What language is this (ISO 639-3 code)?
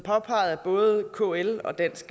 dan